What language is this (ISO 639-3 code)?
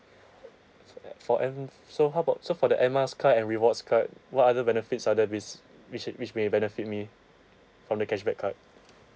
eng